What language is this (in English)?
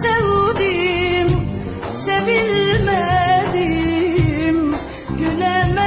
Turkish